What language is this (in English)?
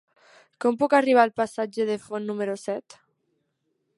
Catalan